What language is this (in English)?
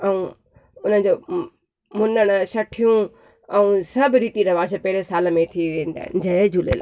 Sindhi